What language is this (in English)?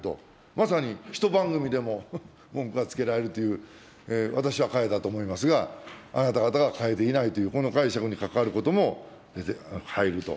Japanese